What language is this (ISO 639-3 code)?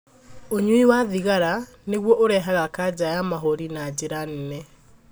kik